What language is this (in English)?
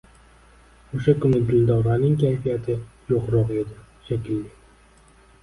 Uzbek